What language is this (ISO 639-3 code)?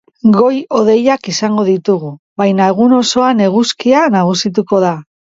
eus